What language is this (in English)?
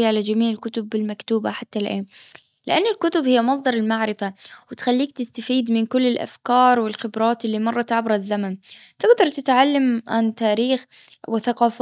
Gulf Arabic